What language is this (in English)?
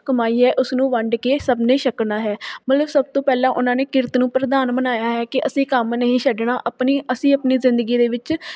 Punjabi